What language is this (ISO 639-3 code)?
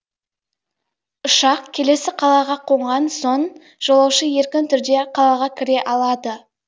kaz